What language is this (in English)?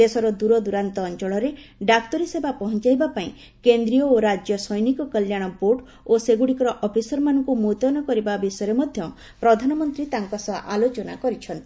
Odia